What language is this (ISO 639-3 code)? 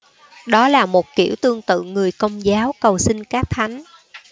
vie